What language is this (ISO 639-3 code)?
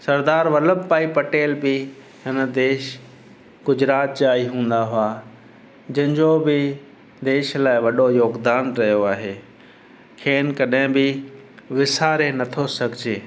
snd